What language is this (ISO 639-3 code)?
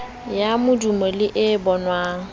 sot